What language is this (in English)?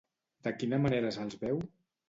Catalan